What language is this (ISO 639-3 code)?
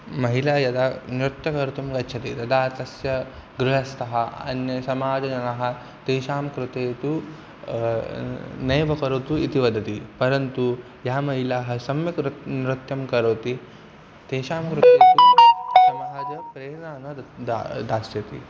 san